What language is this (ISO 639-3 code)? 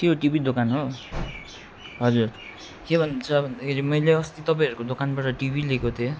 nep